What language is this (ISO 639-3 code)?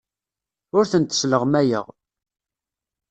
kab